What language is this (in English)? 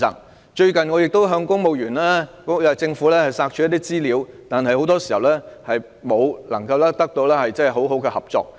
Cantonese